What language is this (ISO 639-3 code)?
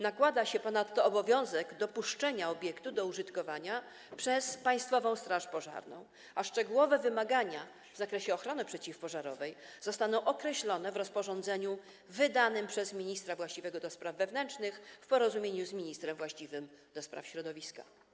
pol